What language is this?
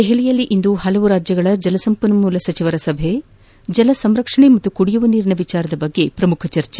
Kannada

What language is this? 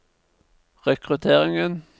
Norwegian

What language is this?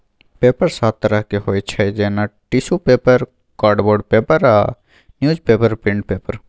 Maithili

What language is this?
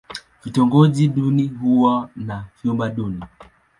Swahili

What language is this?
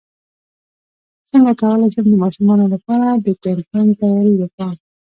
Pashto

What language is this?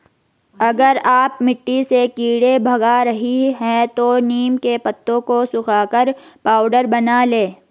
Hindi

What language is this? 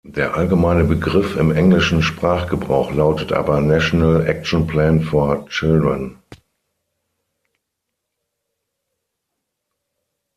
German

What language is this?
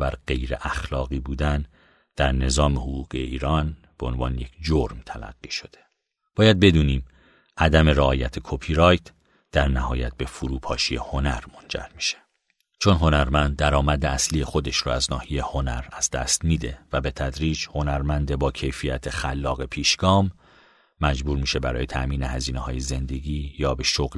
Persian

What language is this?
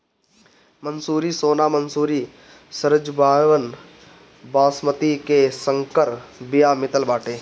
Bhojpuri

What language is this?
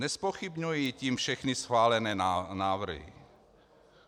Czech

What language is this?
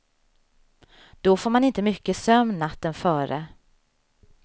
Swedish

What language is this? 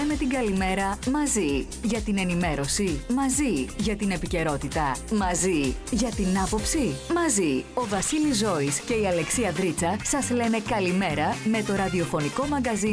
Greek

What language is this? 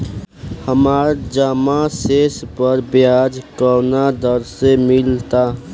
Bhojpuri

